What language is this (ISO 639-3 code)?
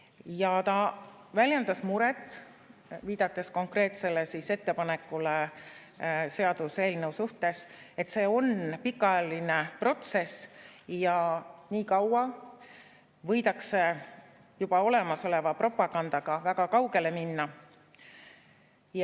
est